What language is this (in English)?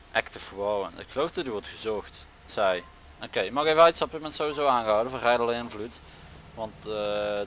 Dutch